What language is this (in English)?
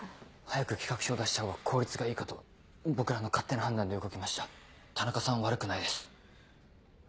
Japanese